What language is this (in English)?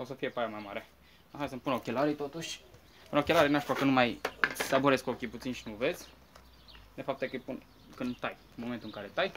Romanian